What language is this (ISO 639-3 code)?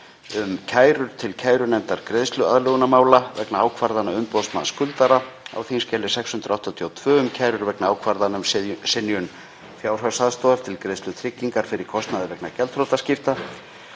isl